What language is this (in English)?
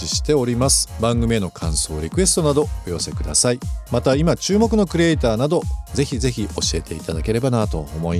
Japanese